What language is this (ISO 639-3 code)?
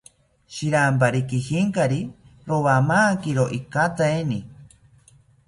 cpy